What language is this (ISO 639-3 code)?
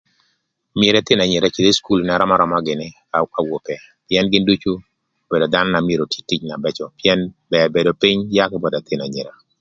lth